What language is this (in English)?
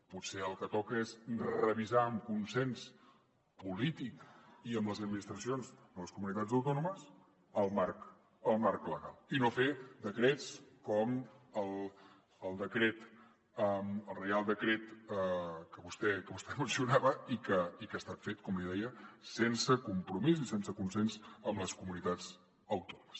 Catalan